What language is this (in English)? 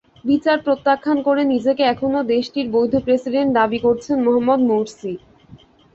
Bangla